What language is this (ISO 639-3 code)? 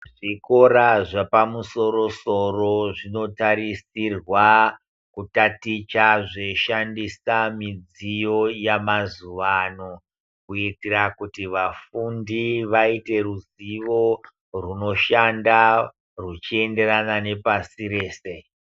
ndc